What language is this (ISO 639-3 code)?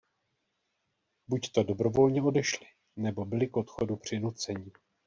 ces